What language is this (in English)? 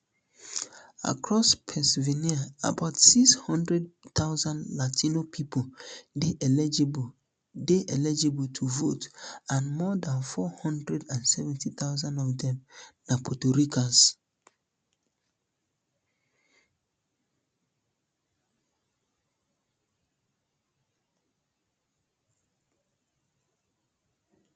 Nigerian Pidgin